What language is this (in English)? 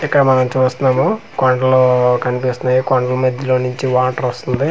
Telugu